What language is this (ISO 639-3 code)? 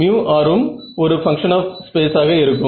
tam